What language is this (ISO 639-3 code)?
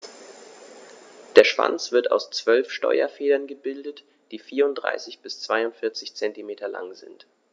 deu